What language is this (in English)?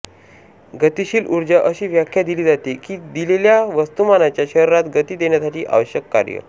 Marathi